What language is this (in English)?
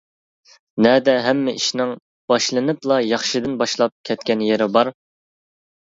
Uyghur